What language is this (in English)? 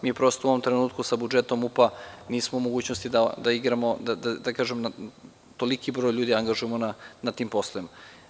Serbian